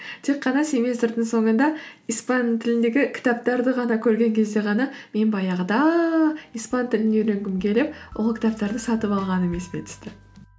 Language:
Kazakh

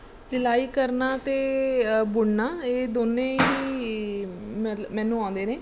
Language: Punjabi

